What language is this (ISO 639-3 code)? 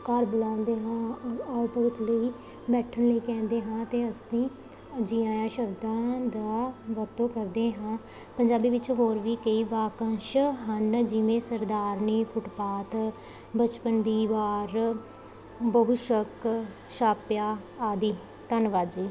pan